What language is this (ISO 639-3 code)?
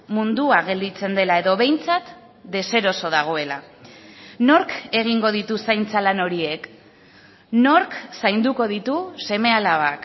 eus